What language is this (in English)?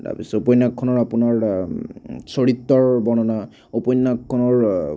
Assamese